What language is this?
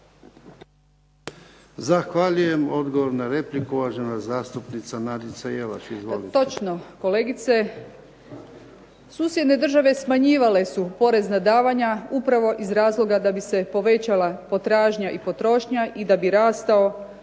Croatian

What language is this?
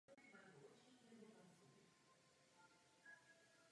Czech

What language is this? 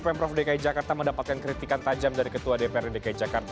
Indonesian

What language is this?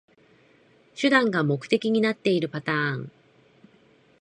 Japanese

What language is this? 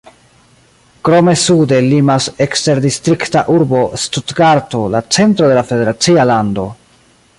Esperanto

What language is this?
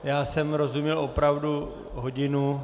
Czech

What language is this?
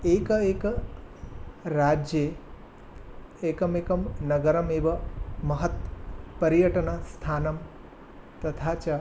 Sanskrit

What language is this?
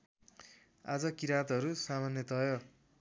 Nepali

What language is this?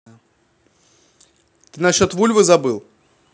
Russian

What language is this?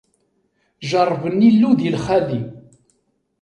Kabyle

